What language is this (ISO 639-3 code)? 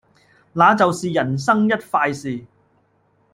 yue